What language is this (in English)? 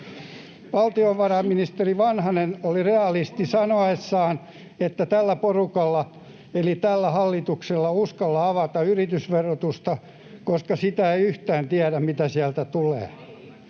Finnish